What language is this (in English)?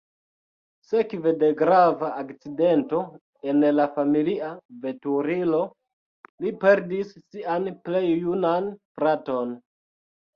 Esperanto